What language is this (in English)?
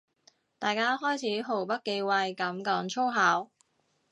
Cantonese